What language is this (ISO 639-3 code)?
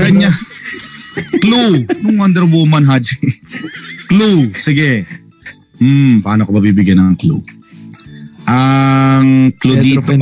fil